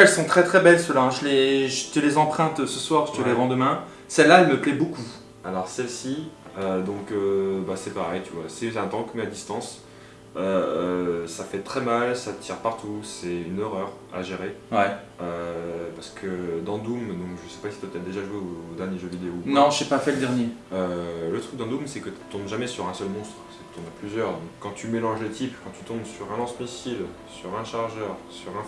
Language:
French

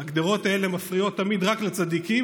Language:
Hebrew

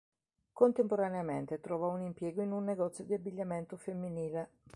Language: Italian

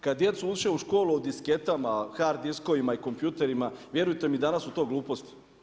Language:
Croatian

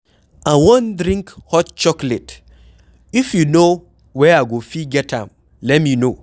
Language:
Nigerian Pidgin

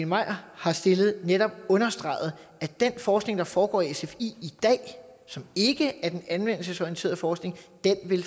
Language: Danish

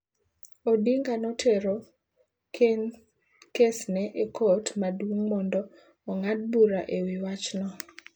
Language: Luo (Kenya and Tanzania)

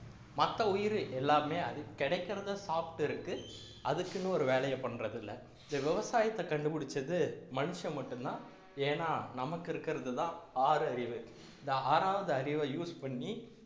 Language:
Tamil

